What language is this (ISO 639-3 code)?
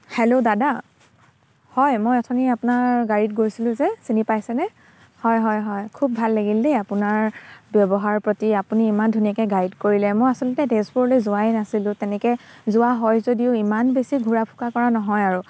asm